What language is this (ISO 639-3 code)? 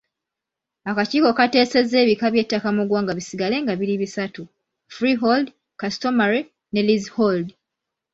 lug